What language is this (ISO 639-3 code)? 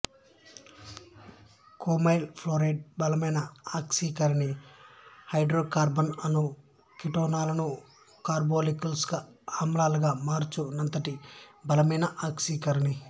tel